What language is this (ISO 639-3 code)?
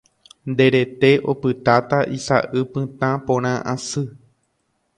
grn